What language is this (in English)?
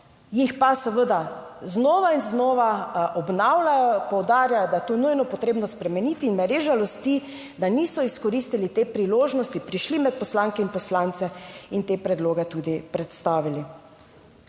Slovenian